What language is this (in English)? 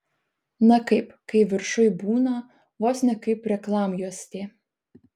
Lithuanian